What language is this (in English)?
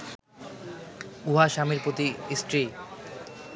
Bangla